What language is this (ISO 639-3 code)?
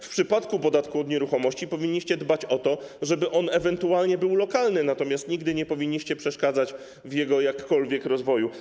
pol